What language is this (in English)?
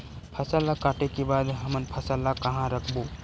Chhattisgarhi